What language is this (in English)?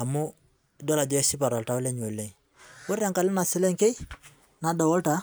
Masai